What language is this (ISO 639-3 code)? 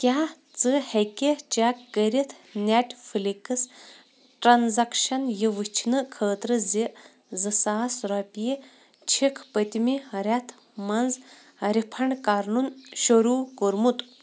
kas